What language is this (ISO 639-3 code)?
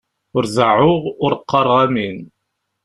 kab